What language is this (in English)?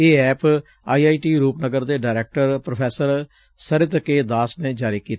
Punjabi